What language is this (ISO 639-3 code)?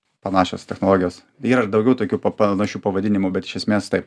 lit